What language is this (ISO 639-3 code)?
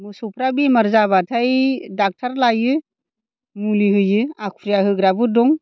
brx